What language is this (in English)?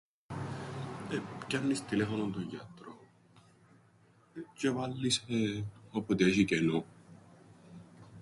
Greek